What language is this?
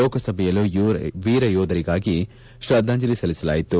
Kannada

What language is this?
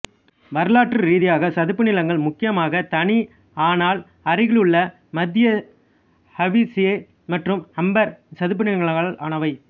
Tamil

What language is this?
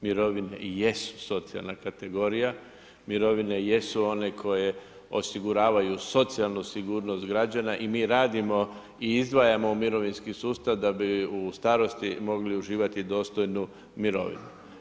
Croatian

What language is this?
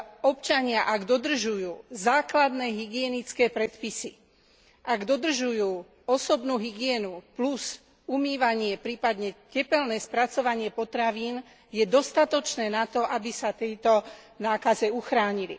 Slovak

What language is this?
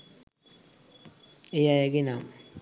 Sinhala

